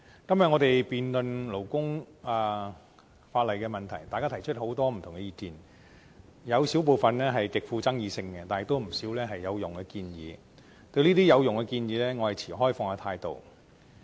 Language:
Cantonese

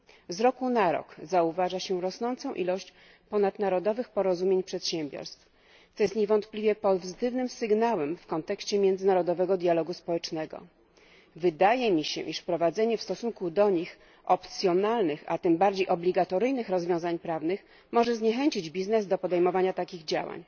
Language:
Polish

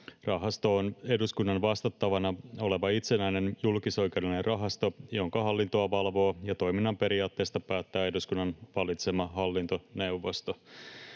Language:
Finnish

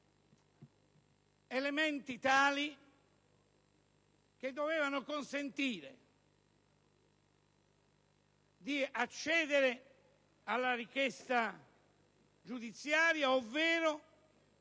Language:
Italian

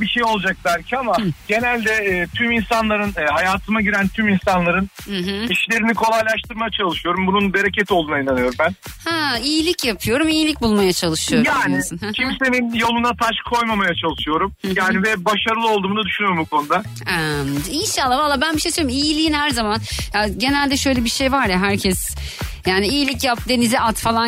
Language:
Turkish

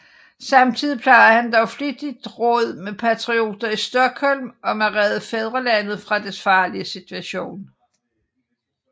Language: Danish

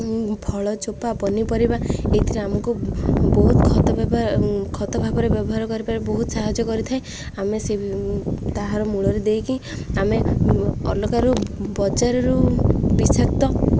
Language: Odia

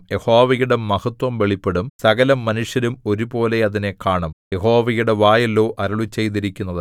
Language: Malayalam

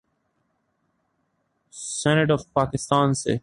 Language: Urdu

